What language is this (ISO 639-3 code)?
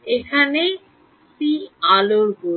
ben